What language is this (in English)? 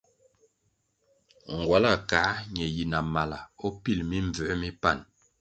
Kwasio